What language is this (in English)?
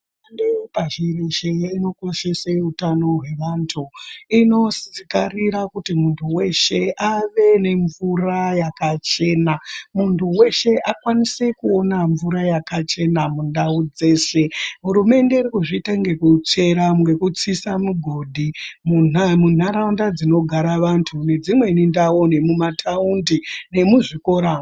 Ndau